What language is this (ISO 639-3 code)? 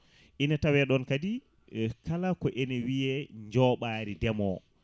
ful